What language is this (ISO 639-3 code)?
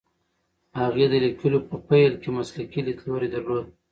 pus